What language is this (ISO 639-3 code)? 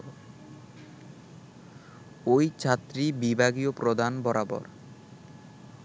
ben